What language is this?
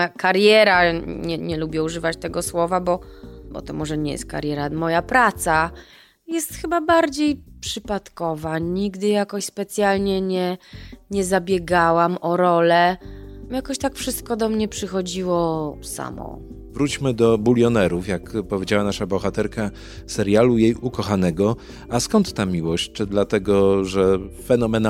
Polish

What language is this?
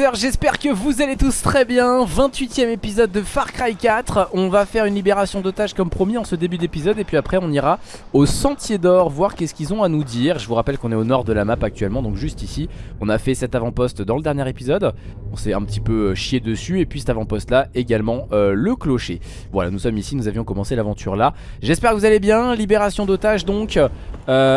French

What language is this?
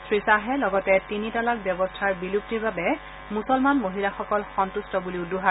Assamese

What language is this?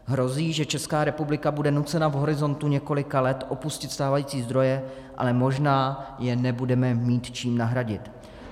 Czech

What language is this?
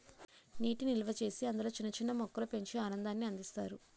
Telugu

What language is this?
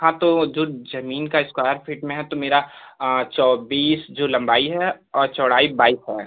Hindi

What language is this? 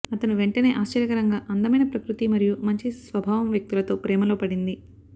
Telugu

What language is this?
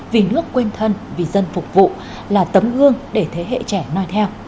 Vietnamese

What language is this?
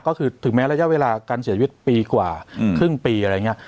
Thai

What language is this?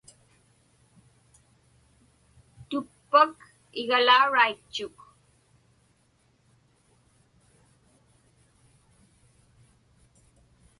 Inupiaq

